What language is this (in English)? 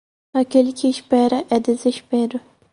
Portuguese